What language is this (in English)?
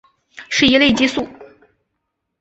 Chinese